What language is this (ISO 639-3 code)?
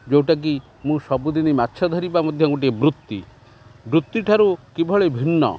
ori